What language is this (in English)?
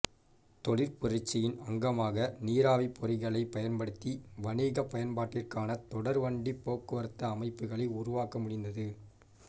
Tamil